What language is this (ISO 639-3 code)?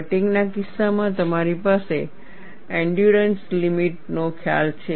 guj